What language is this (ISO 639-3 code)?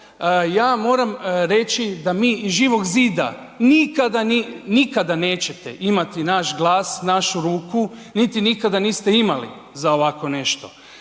hrv